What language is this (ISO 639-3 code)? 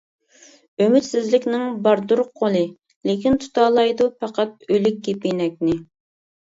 uig